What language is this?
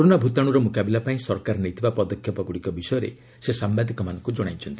Odia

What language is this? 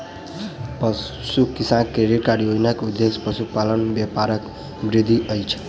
Maithili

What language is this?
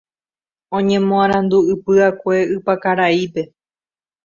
Guarani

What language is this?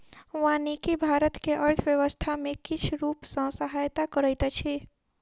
Maithili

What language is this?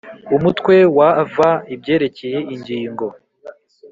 Kinyarwanda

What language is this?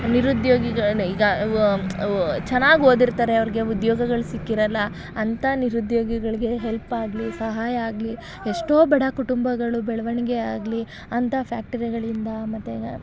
Kannada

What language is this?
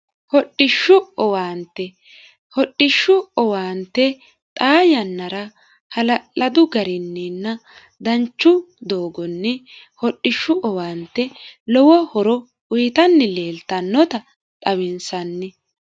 Sidamo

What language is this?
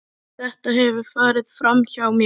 Icelandic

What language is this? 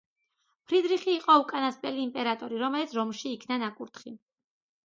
Georgian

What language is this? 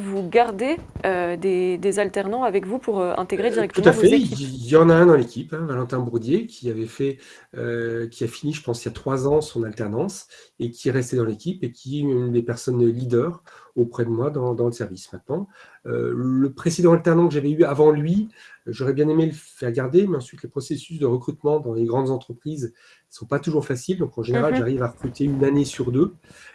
French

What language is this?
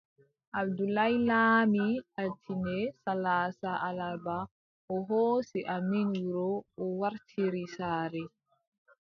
Adamawa Fulfulde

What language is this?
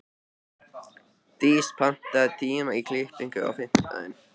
Icelandic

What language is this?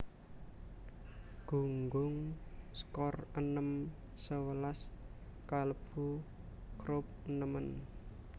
Javanese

